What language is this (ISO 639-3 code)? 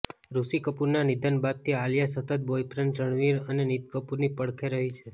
guj